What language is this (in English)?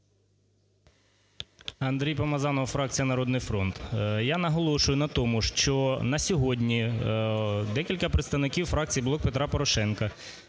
Ukrainian